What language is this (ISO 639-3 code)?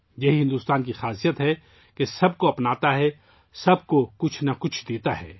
urd